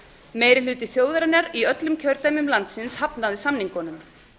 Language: Icelandic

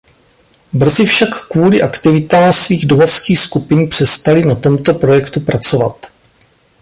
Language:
Czech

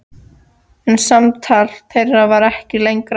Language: Icelandic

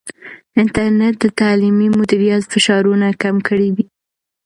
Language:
Pashto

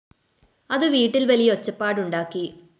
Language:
Malayalam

